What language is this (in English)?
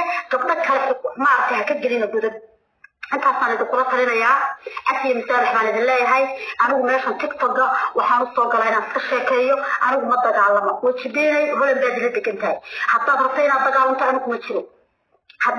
Arabic